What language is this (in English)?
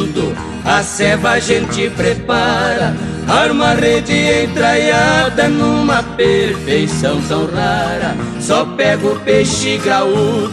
Portuguese